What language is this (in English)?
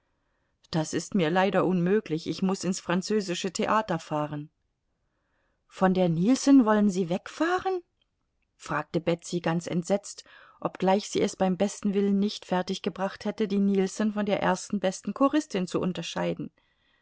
German